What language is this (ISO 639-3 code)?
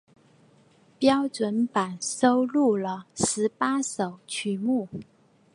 zho